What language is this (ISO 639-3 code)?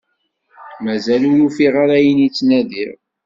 kab